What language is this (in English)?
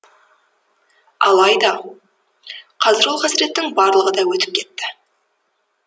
Kazakh